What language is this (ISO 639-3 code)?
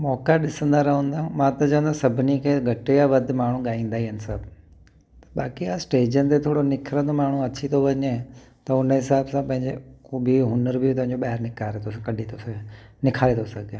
snd